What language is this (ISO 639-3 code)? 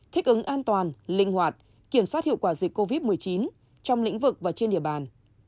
vie